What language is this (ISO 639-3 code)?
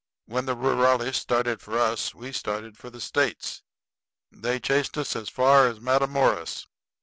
eng